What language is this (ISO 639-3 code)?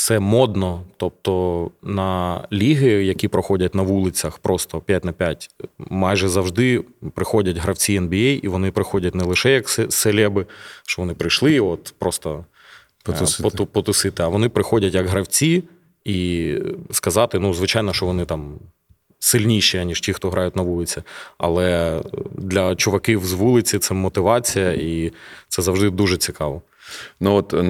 ukr